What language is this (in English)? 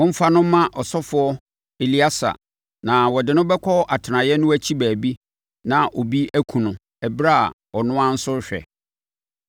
Akan